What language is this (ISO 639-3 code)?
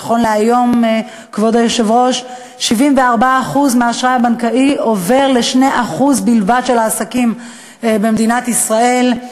heb